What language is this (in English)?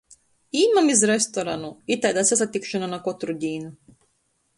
Latgalian